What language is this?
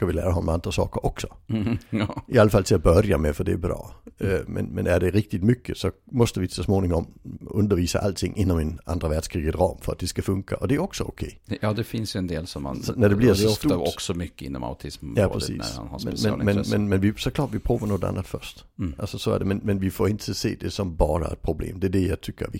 Swedish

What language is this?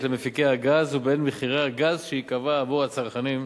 Hebrew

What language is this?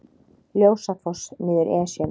Icelandic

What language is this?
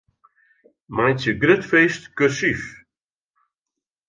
Western Frisian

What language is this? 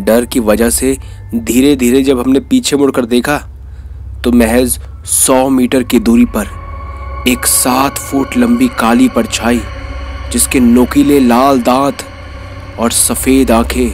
Hindi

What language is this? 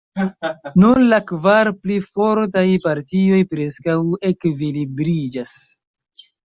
Esperanto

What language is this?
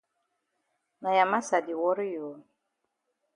Cameroon Pidgin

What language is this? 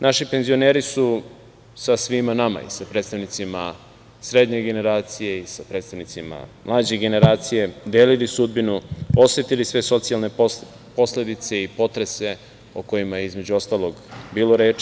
Serbian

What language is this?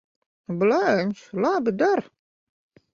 Latvian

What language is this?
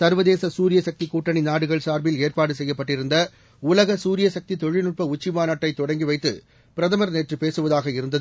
Tamil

